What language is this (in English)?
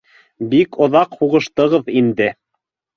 Bashkir